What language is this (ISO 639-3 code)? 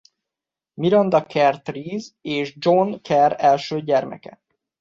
hun